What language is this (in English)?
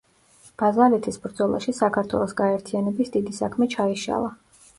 Georgian